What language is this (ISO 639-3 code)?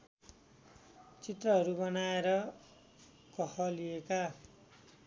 nep